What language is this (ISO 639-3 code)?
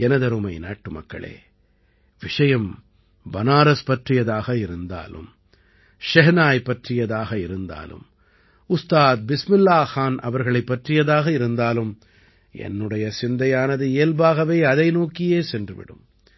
tam